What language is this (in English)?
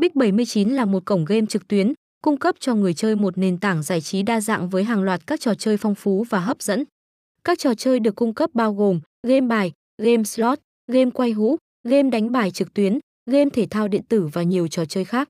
Vietnamese